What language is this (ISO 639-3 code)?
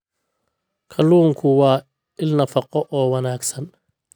som